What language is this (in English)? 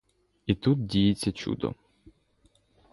Ukrainian